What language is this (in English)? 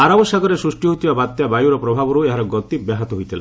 Odia